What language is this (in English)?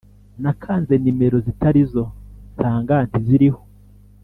Kinyarwanda